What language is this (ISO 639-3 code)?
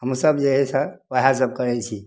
mai